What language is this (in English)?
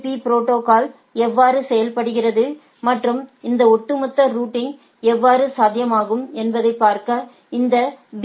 Tamil